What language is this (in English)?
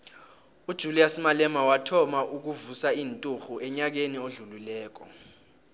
South Ndebele